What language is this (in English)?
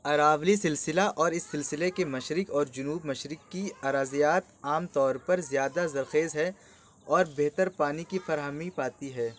Urdu